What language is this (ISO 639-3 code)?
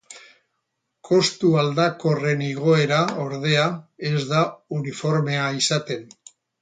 eus